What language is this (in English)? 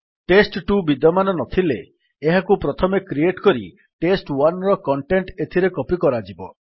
Odia